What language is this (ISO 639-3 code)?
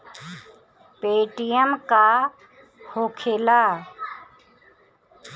bho